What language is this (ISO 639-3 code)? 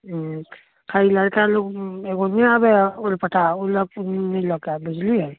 mai